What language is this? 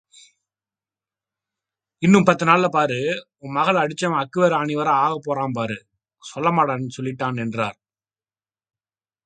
Tamil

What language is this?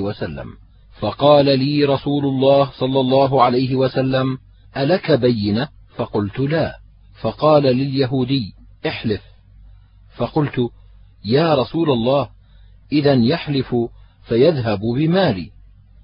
Arabic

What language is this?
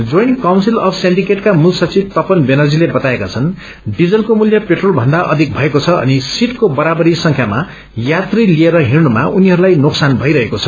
Nepali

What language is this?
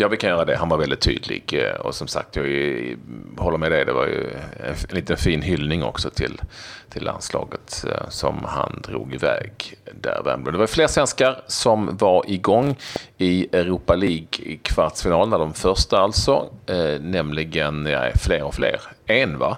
Swedish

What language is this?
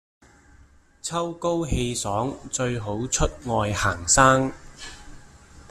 Cantonese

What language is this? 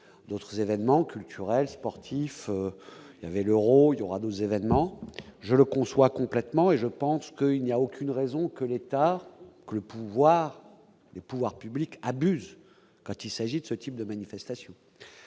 French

